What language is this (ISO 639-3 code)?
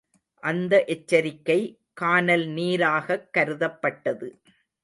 tam